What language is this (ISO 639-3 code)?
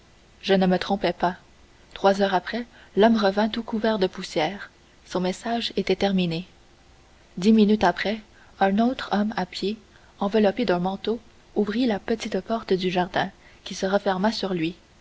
fra